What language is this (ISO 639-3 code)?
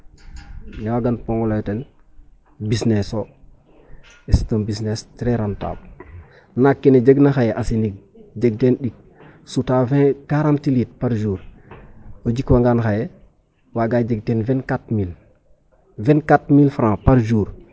srr